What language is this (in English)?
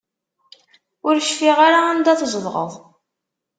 Kabyle